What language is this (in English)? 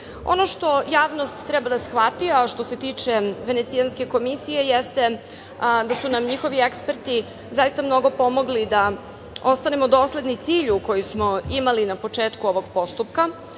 Serbian